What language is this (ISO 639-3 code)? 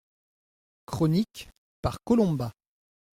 fra